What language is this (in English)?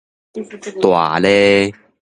Min Nan Chinese